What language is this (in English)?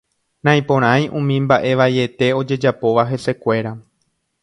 Guarani